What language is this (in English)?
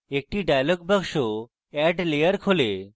Bangla